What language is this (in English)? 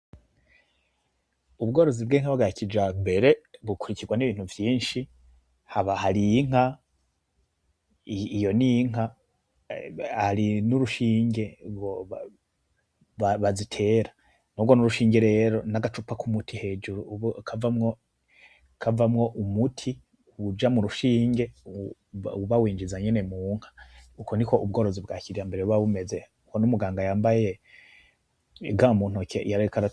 Rundi